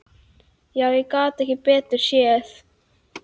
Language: Icelandic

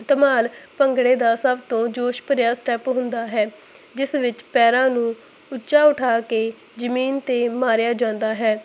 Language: Punjabi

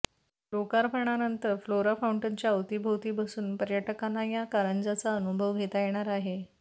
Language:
Marathi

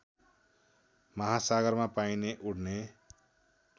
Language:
Nepali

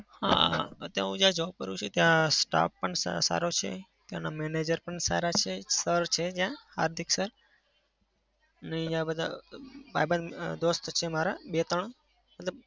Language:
Gujarati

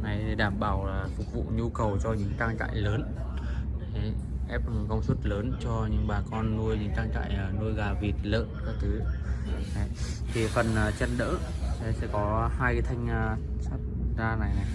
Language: Vietnamese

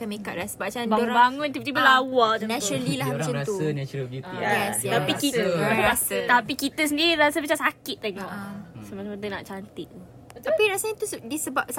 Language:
Malay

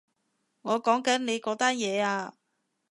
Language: Cantonese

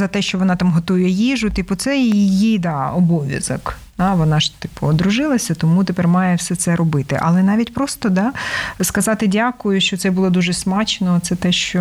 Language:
Ukrainian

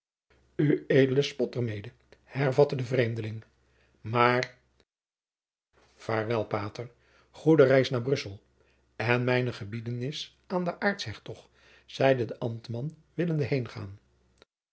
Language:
Dutch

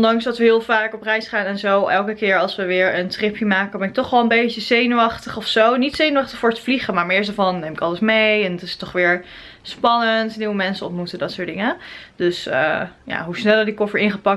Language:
Dutch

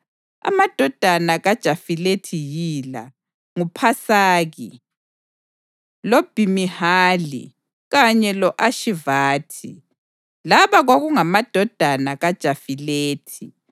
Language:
North Ndebele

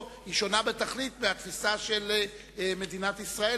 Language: Hebrew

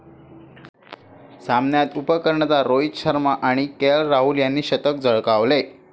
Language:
Marathi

